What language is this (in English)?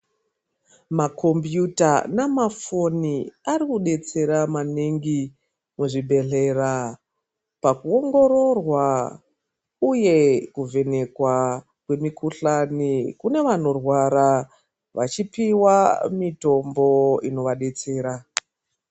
Ndau